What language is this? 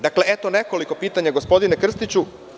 Serbian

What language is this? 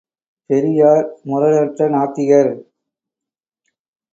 Tamil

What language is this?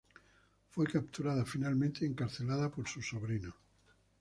Spanish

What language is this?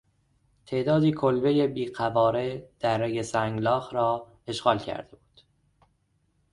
Persian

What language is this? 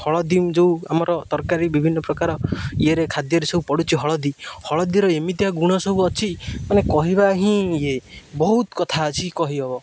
Odia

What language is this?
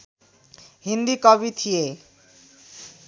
Nepali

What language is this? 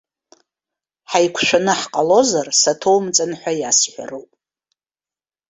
Abkhazian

